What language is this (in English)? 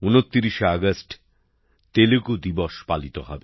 Bangla